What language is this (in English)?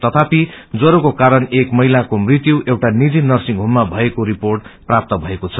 Nepali